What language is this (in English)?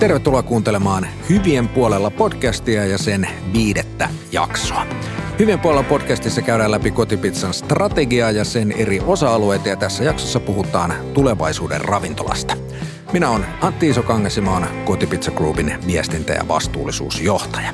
Finnish